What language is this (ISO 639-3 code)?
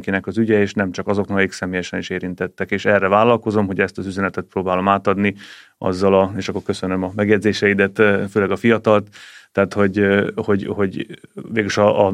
hun